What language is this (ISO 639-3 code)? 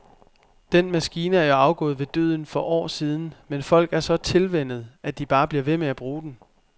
dan